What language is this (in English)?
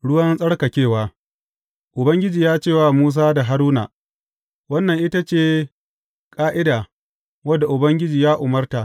Hausa